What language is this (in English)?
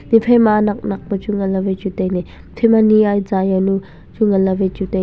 Wancho Naga